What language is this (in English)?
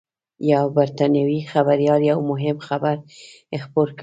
Pashto